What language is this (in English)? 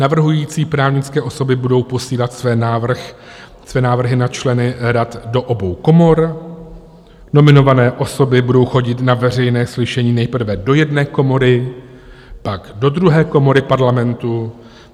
Czech